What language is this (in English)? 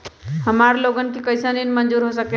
Magahi